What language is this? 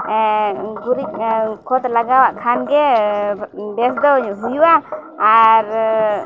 Santali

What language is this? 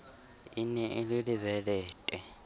Southern Sotho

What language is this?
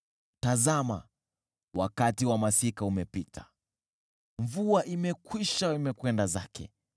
Swahili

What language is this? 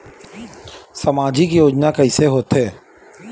Chhattisgarhi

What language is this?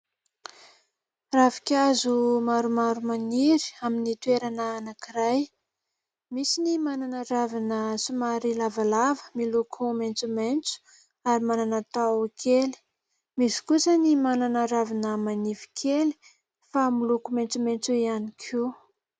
Malagasy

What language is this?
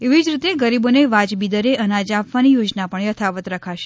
Gujarati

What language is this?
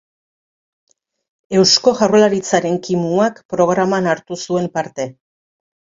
Basque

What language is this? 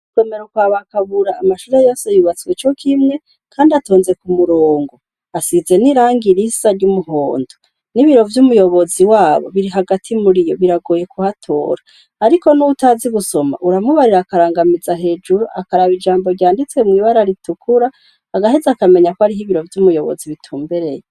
Rundi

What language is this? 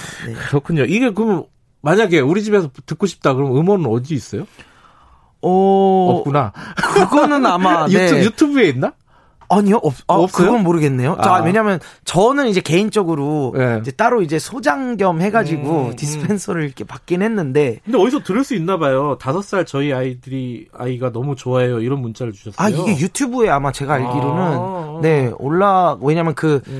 Korean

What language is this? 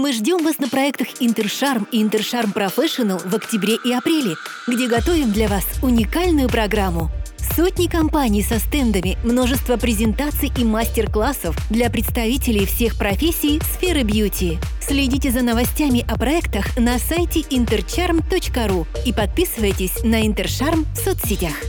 Russian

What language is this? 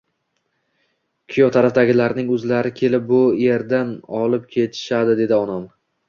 Uzbek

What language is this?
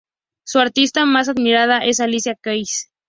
Spanish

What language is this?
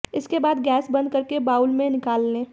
Hindi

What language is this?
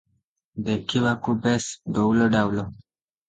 Odia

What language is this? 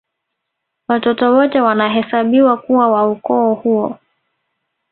Swahili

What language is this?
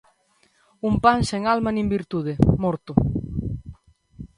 Galician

